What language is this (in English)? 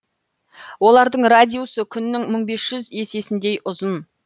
Kazakh